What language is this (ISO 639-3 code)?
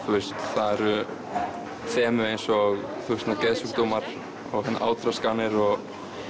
isl